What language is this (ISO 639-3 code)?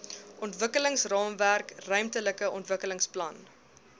afr